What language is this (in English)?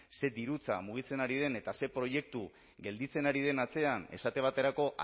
Basque